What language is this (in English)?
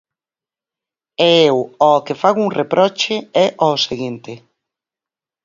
Galician